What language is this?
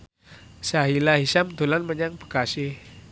Javanese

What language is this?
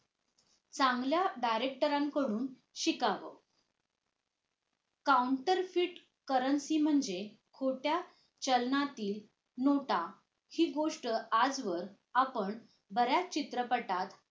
Marathi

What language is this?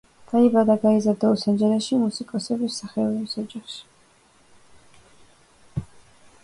Georgian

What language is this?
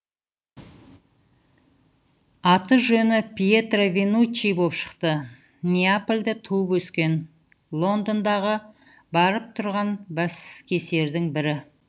Kazakh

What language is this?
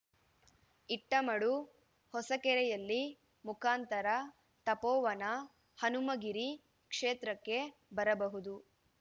Kannada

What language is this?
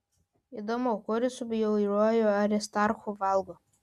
Lithuanian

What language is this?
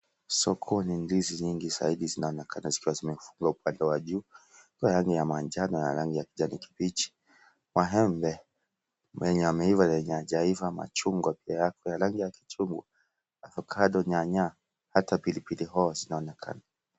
Swahili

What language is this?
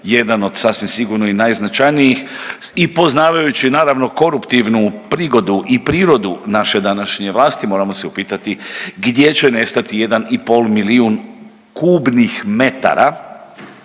Croatian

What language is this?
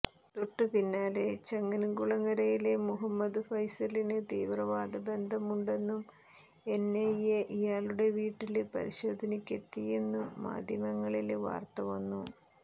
Malayalam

